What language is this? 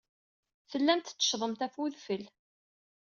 Kabyle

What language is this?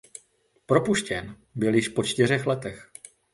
Czech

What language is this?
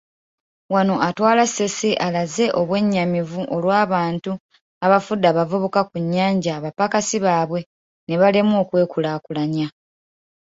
Ganda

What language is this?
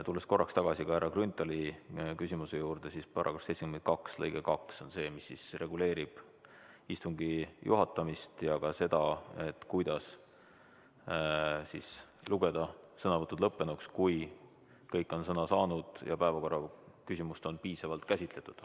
Estonian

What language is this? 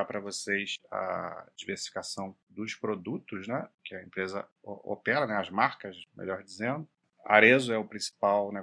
Portuguese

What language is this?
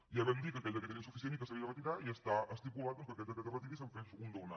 Catalan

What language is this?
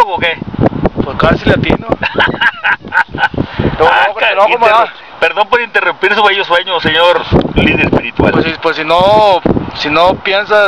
Spanish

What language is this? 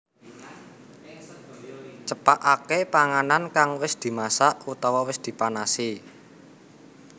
Javanese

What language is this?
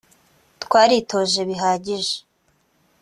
Kinyarwanda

